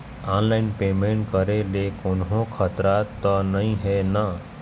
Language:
Chhattisgarhi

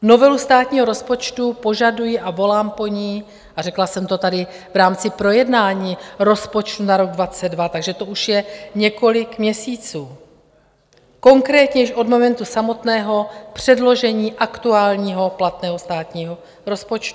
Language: Czech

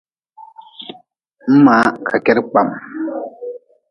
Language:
Nawdm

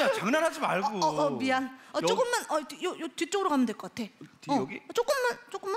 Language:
Korean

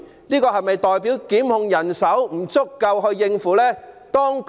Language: Cantonese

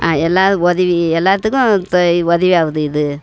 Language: Tamil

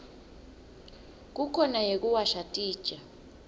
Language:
Swati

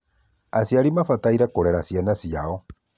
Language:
Kikuyu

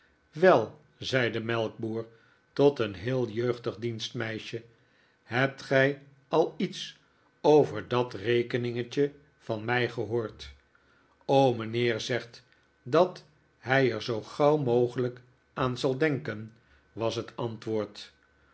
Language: Dutch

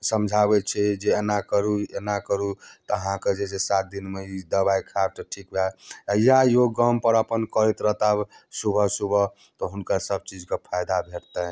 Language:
Maithili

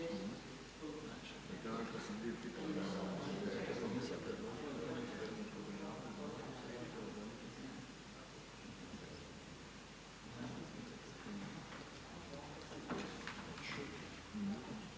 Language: Croatian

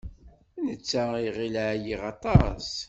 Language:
Kabyle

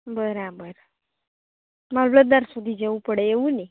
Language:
Gujarati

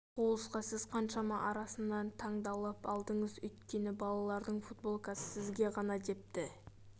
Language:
Kazakh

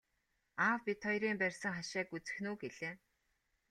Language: Mongolian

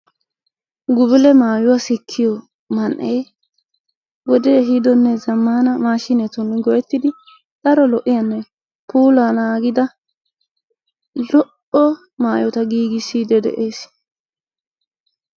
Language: Wolaytta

